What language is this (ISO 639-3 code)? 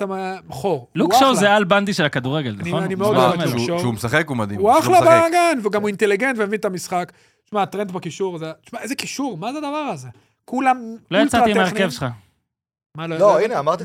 heb